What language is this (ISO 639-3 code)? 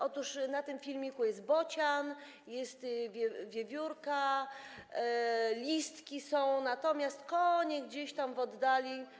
pol